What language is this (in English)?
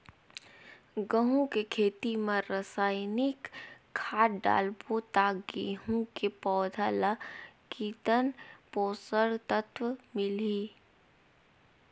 Chhattisgarhi